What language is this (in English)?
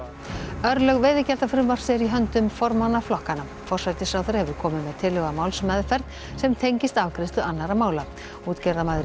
Icelandic